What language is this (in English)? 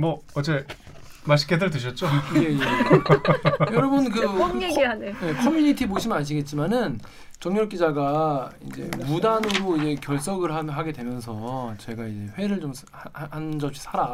Korean